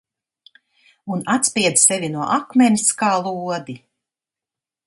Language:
Latvian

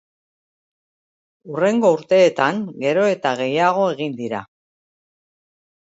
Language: Basque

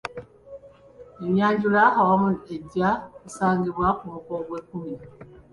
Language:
Ganda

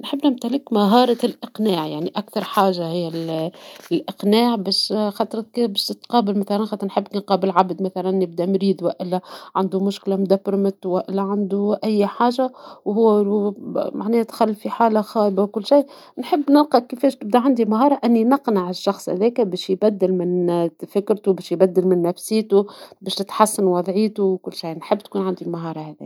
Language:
Tunisian Arabic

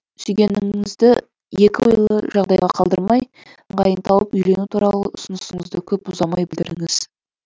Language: Kazakh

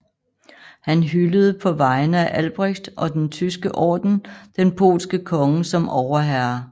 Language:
Danish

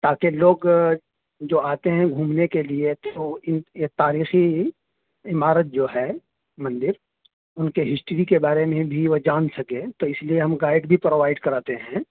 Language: Urdu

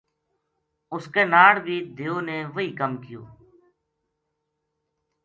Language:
Gujari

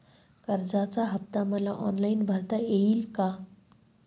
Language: Marathi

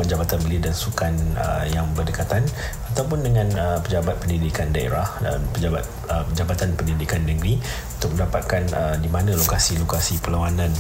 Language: Malay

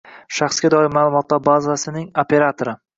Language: Uzbek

